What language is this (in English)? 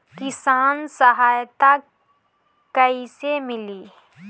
Bhojpuri